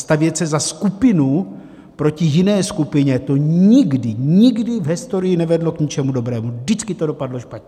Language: Czech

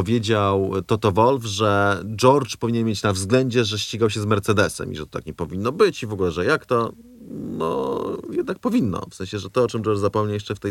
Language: Polish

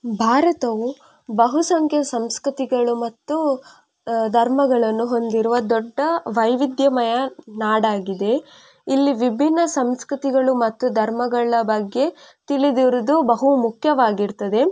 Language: Kannada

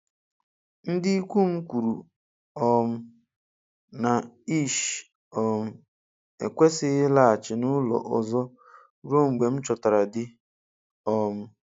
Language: Igbo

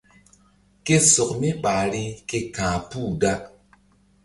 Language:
Mbum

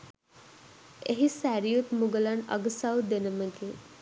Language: Sinhala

